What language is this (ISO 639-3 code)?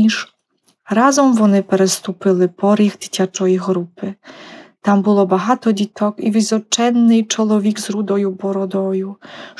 ukr